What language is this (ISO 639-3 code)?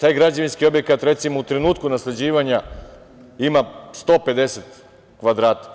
srp